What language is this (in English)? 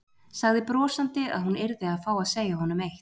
Icelandic